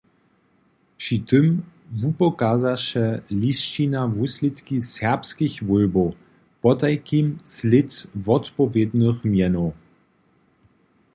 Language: Upper Sorbian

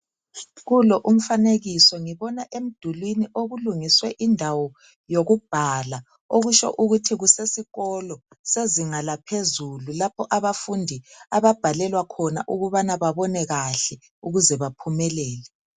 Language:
North Ndebele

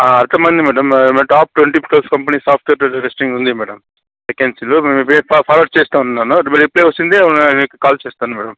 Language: Telugu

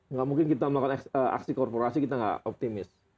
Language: Indonesian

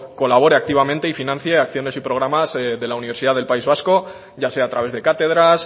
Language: Spanish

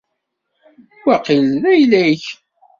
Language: Kabyle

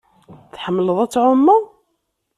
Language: Kabyle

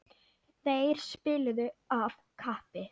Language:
Icelandic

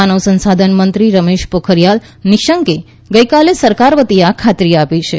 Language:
Gujarati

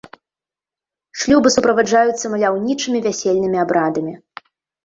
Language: Belarusian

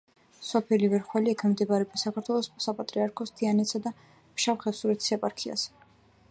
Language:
Georgian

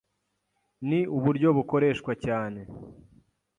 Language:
Kinyarwanda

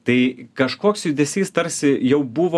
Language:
Lithuanian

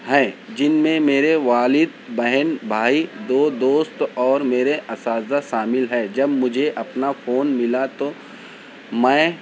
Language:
Urdu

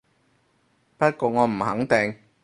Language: Cantonese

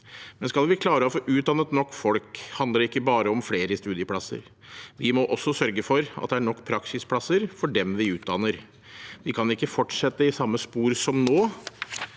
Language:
Norwegian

